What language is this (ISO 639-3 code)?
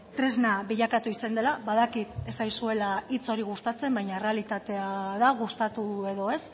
eus